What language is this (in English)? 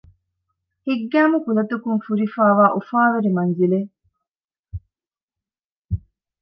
Divehi